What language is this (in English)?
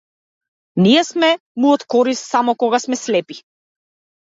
Macedonian